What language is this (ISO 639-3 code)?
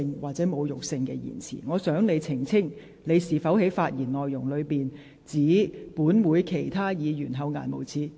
yue